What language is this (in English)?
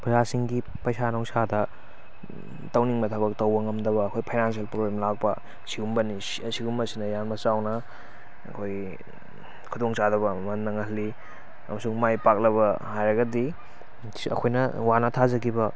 Manipuri